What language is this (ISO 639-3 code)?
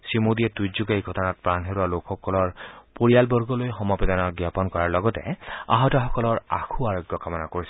asm